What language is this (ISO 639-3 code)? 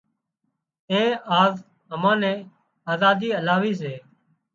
kxp